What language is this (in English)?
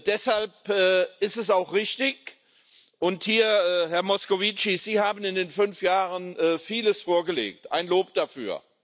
German